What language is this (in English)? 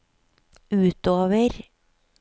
Norwegian